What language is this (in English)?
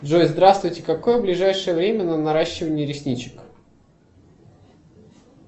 Russian